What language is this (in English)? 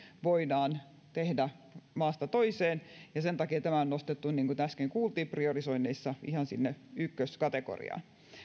Finnish